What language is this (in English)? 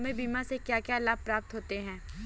Hindi